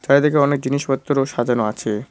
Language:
Bangla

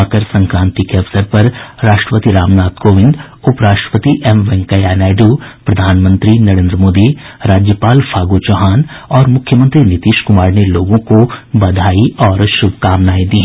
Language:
Hindi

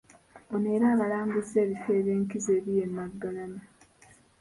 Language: Ganda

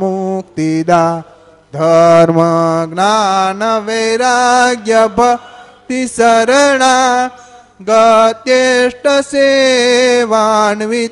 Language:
Gujarati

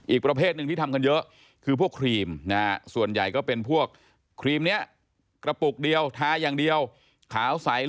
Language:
Thai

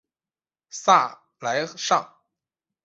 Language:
Chinese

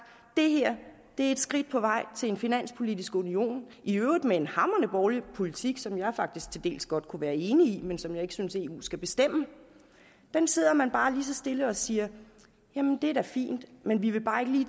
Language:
Danish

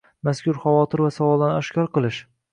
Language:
Uzbek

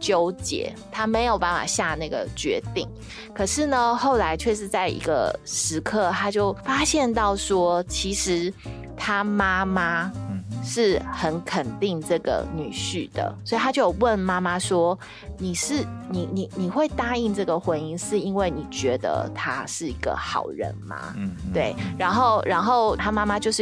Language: Chinese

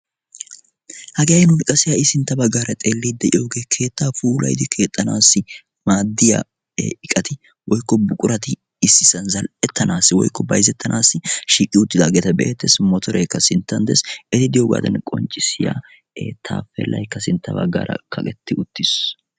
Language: Wolaytta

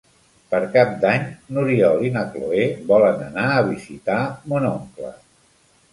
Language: Catalan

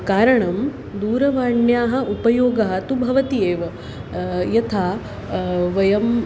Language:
Sanskrit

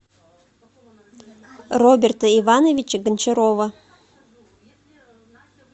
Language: Russian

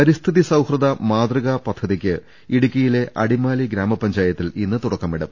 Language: Malayalam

